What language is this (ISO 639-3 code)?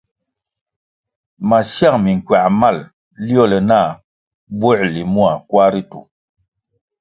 nmg